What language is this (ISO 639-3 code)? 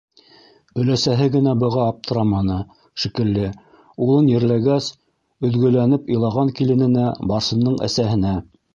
bak